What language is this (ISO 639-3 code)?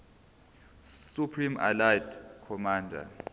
zul